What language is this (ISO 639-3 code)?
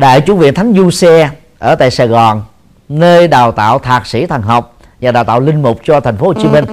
vie